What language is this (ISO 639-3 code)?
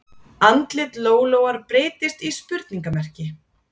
isl